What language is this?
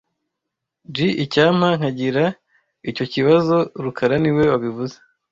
Kinyarwanda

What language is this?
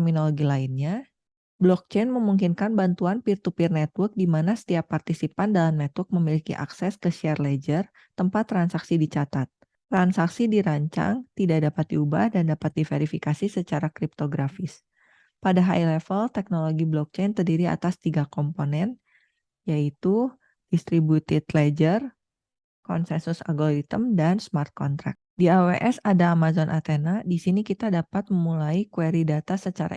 Indonesian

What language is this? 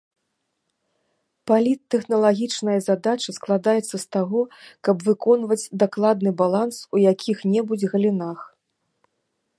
Belarusian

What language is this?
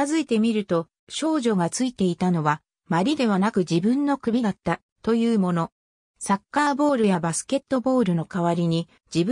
Japanese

